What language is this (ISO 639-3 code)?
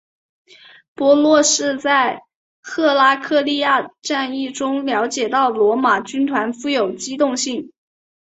zho